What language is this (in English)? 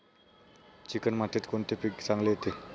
Marathi